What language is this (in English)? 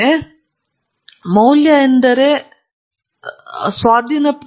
Kannada